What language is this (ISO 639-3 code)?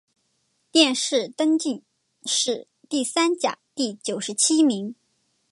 zho